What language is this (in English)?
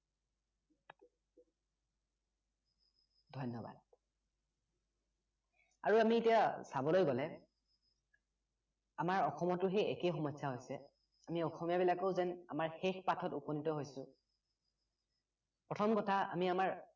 Assamese